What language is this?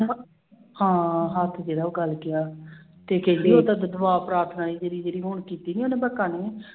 Punjabi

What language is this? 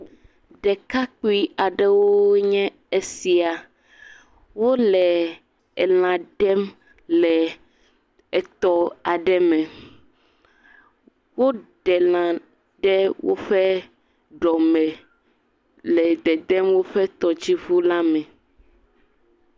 Ewe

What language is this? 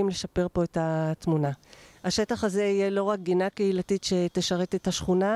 Hebrew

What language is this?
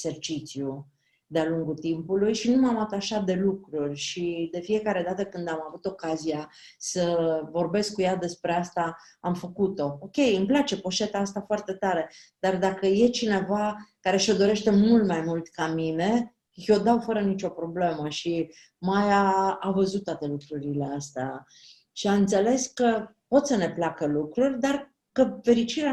Romanian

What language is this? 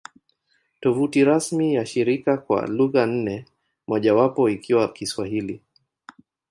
Swahili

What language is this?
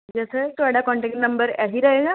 Punjabi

